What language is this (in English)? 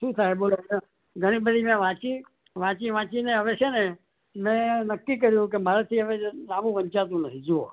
Gujarati